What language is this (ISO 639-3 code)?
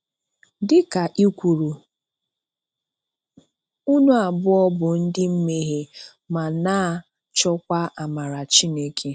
ibo